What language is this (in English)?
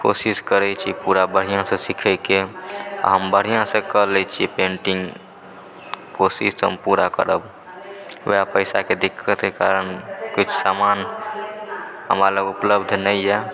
Maithili